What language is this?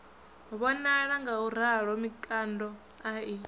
Venda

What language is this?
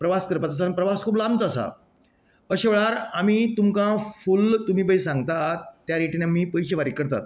Konkani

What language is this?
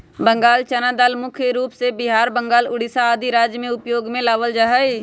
Magahi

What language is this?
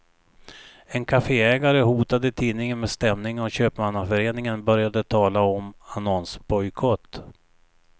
Swedish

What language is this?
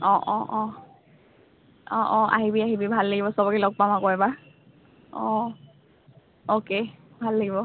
Assamese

